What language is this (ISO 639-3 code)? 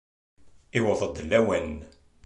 kab